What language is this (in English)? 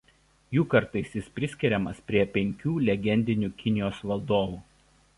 Lithuanian